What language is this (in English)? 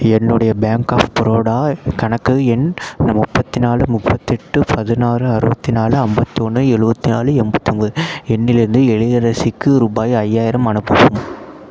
Tamil